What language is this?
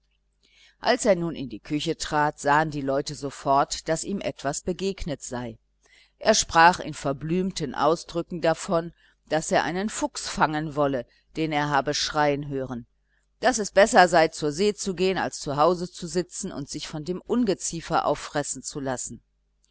German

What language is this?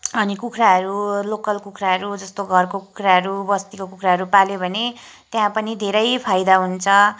Nepali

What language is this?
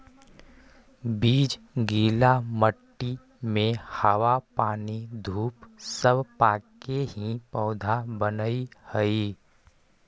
Magahi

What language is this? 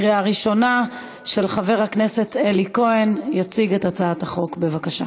Hebrew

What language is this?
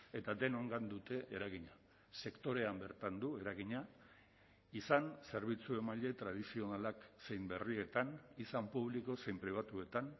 Basque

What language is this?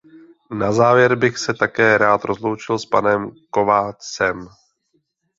Czech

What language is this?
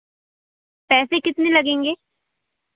Hindi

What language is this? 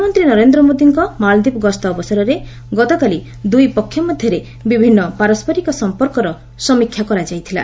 Odia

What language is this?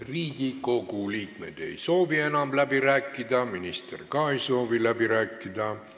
Estonian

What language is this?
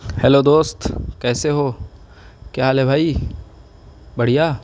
Urdu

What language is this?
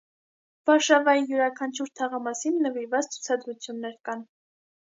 Armenian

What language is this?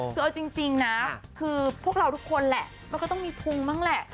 Thai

